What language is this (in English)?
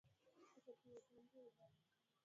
Swahili